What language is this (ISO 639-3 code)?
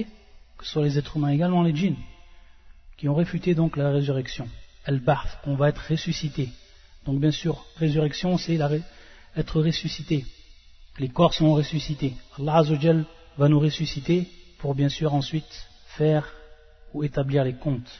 fra